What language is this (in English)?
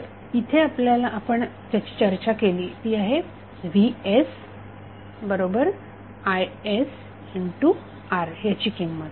Marathi